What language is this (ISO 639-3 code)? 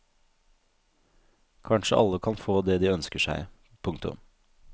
nor